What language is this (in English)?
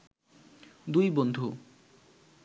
Bangla